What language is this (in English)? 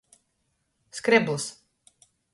Latgalian